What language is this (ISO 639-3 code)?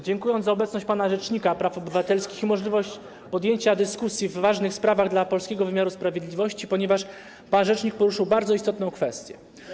pol